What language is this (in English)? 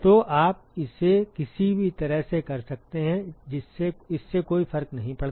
Hindi